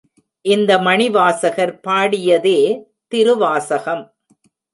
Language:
Tamil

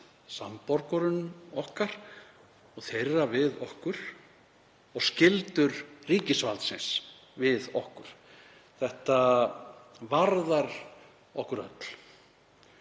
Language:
Icelandic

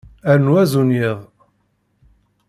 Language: Kabyle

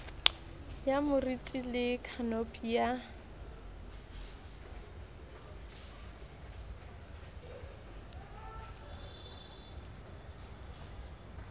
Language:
Southern Sotho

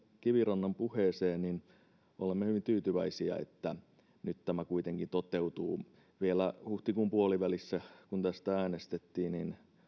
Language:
Finnish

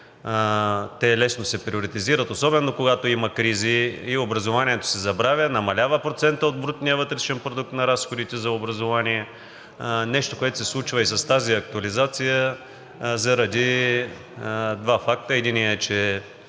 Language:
Bulgarian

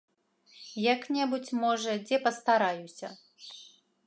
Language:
Belarusian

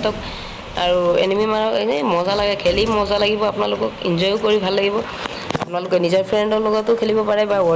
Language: Assamese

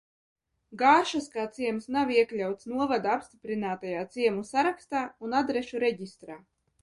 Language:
Latvian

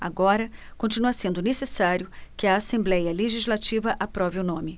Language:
Portuguese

